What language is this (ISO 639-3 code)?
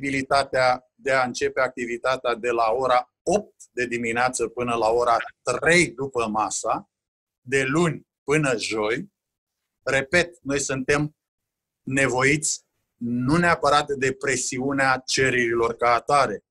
ron